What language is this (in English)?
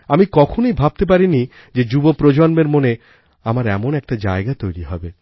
Bangla